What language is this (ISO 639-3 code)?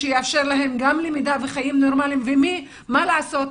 heb